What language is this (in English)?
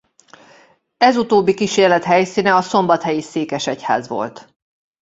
Hungarian